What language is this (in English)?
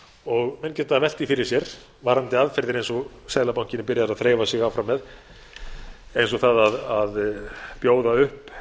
Icelandic